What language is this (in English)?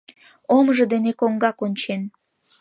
Mari